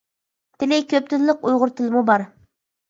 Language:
Uyghur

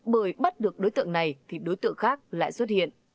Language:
Vietnamese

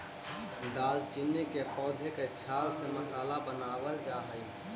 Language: Magahi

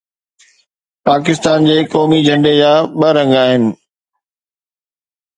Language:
Sindhi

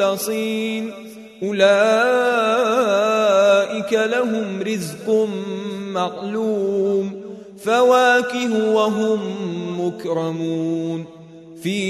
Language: Arabic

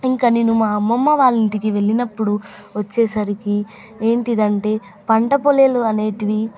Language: Telugu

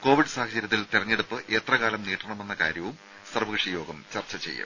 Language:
Malayalam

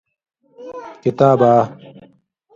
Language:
Indus Kohistani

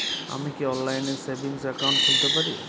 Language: Bangla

